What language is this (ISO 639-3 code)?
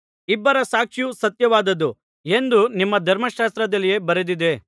kan